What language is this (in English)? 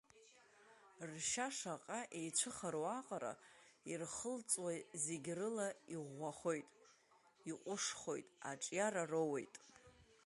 Abkhazian